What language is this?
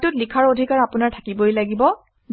Assamese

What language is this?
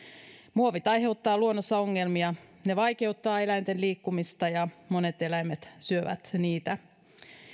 Finnish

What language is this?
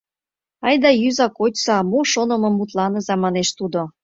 Mari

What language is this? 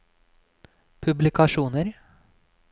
Norwegian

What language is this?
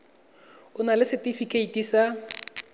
Tswana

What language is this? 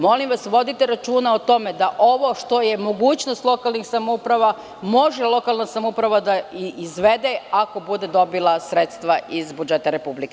Serbian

